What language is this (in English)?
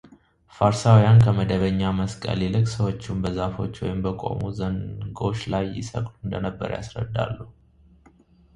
Amharic